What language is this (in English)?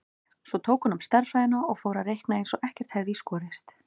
Icelandic